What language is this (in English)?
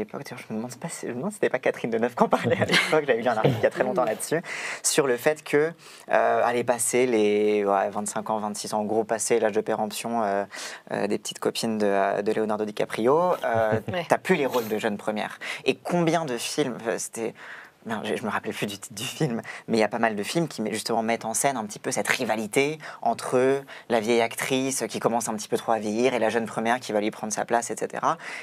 French